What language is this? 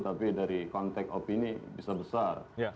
Indonesian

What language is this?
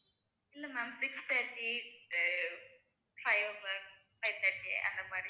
Tamil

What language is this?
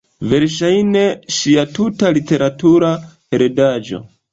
Esperanto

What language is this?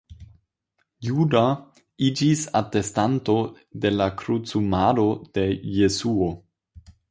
Esperanto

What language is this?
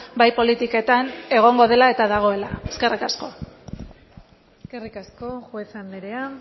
Basque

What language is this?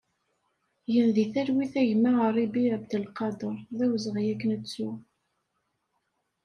Kabyle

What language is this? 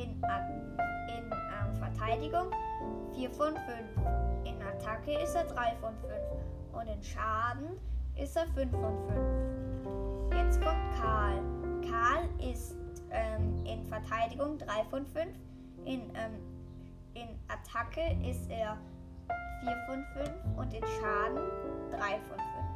German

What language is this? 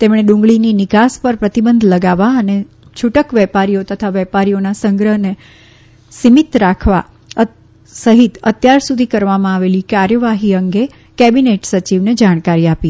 Gujarati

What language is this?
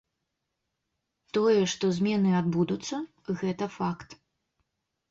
Belarusian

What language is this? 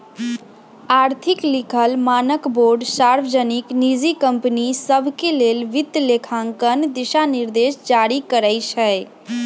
Magahi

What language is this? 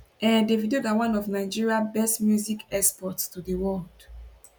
Nigerian Pidgin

